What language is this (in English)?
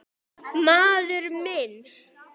Icelandic